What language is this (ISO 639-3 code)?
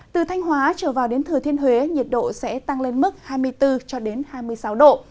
vie